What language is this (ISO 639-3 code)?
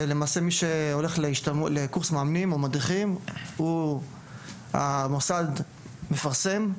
heb